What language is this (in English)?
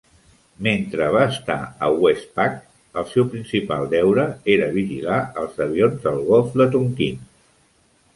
Catalan